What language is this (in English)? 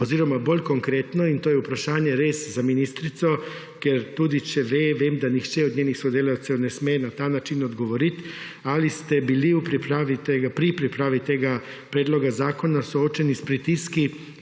Slovenian